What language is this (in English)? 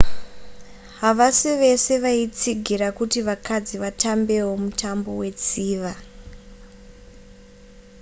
Shona